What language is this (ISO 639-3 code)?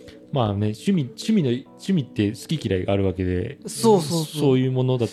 jpn